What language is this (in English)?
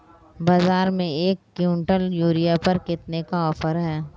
Hindi